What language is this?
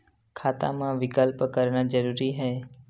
Chhattisgarhi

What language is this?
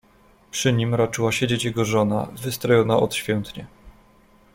Polish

